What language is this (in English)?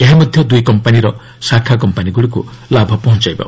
Odia